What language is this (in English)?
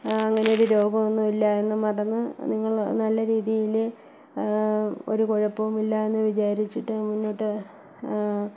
Malayalam